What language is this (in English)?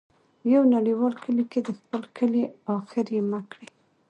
Pashto